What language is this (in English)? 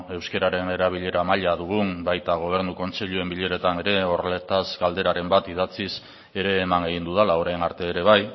Basque